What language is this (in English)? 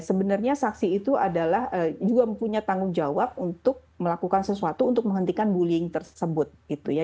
Indonesian